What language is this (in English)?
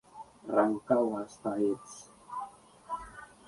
Spanish